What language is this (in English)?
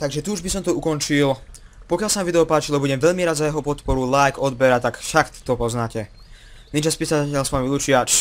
Czech